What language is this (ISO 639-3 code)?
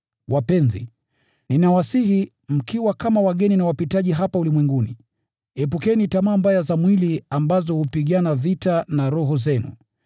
swa